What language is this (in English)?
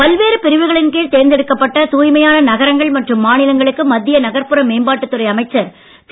Tamil